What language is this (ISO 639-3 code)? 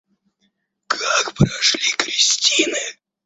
rus